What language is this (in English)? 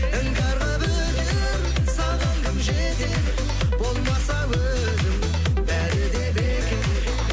Kazakh